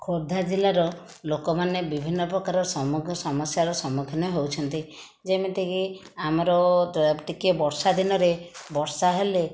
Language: Odia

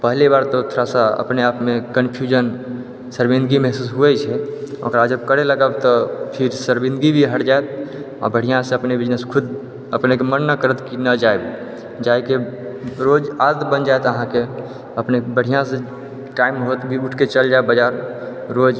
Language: Maithili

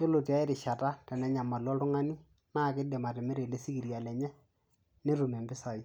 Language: Masai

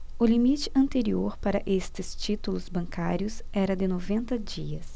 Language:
Portuguese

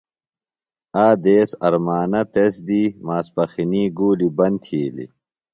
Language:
Phalura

